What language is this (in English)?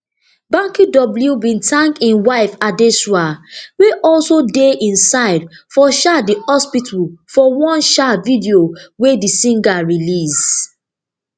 Nigerian Pidgin